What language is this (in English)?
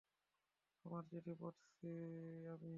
Bangla